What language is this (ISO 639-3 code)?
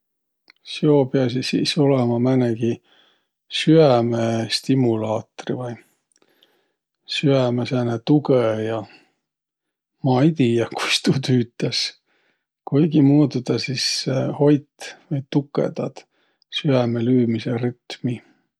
vro